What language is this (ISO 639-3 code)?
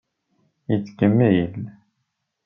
kab